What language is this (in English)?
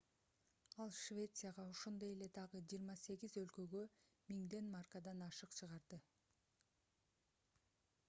Kyrgyz